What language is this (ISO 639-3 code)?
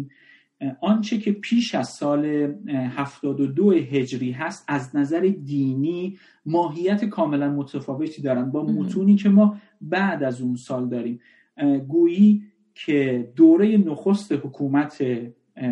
fas